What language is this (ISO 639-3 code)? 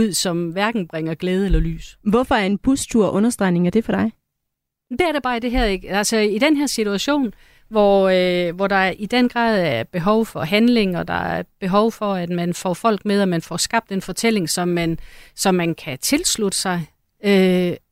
dan